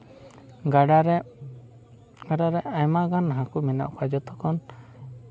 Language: Santali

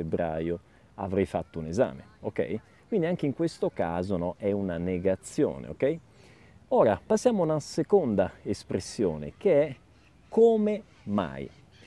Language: Italian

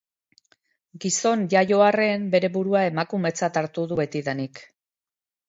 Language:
Basque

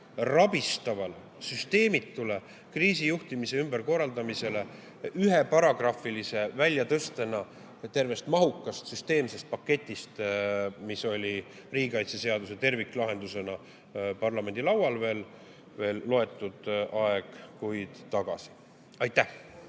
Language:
Estonian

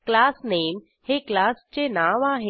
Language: Marathi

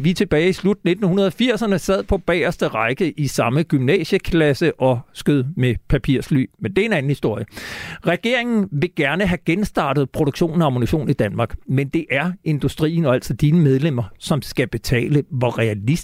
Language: Danish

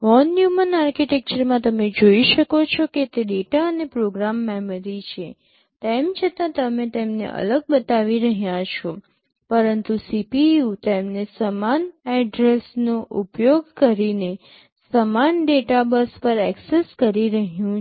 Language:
Gujarati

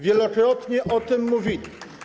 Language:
Polish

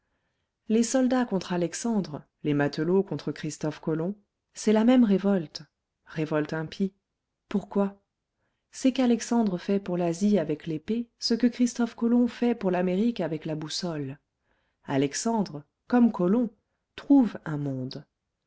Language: French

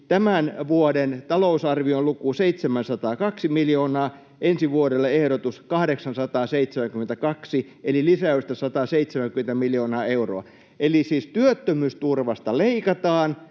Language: Finnish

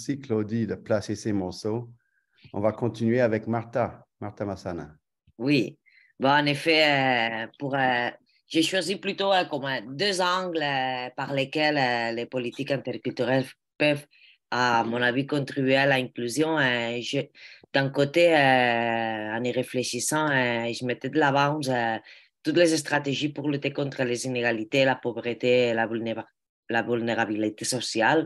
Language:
French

